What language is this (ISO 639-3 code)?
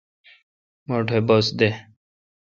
xka